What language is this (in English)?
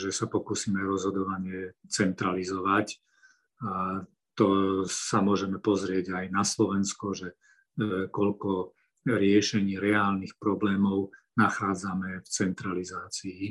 Slovak